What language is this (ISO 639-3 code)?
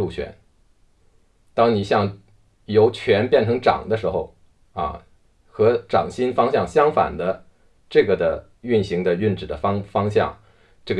zho